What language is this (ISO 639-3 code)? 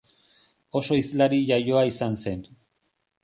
eus